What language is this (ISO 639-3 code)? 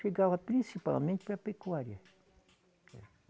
por